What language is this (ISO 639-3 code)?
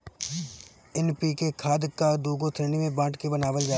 bho